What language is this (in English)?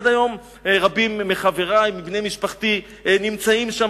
Hebrew